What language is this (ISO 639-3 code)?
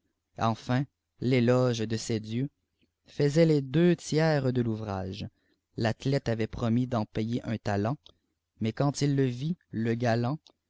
fra